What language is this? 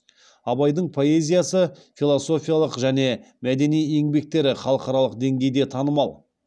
Kazakh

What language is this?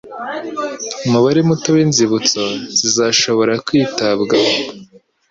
Kinyarwanda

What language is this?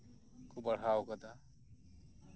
Santali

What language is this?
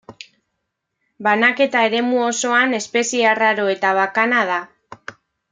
Basque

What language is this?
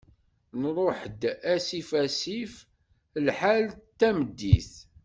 Kabyle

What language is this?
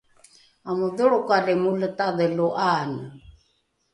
Rukai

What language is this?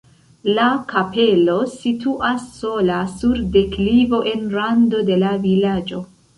Esperanto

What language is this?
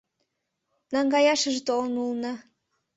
Mari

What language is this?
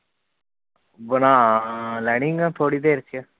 Punjabi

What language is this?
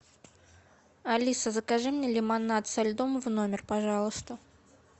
Russian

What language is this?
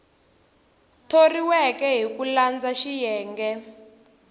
Tsonga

